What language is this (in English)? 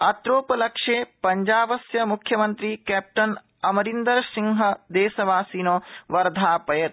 Sanskrit